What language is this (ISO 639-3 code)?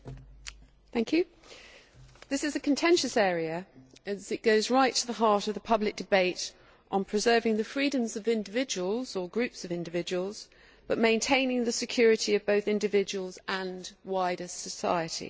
eng